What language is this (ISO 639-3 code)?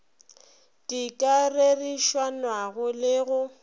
nso